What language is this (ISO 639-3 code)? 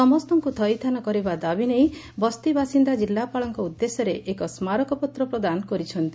ori